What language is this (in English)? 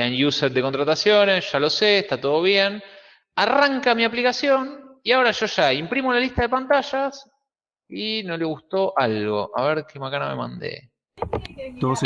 Spanish